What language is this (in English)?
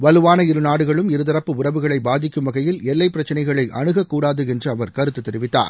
Tamil